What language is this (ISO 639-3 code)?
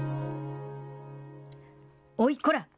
jpn